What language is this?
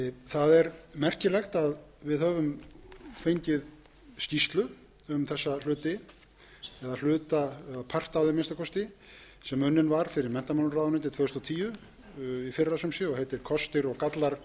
Icelandic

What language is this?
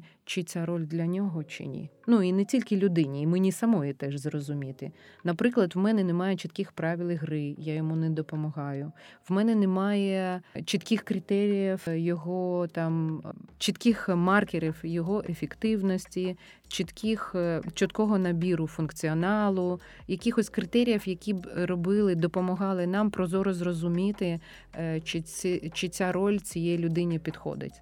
Ukrainian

